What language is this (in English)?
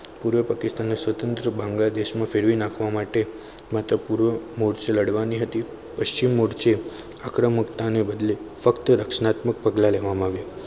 Gujarati